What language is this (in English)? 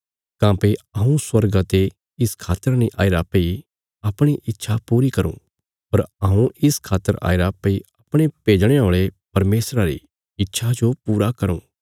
Bilaspuri